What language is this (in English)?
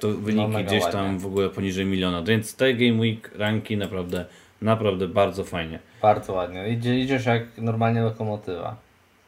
Polish